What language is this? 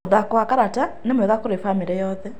Kikuyu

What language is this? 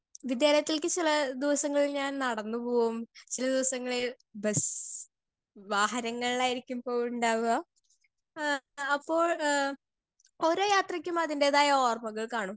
Malayalam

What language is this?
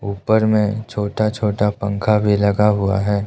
Hindi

